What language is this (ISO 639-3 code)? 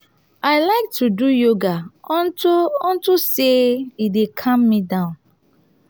pcm